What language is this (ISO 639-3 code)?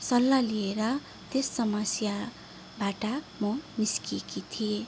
nep